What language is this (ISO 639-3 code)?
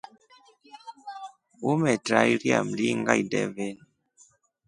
rof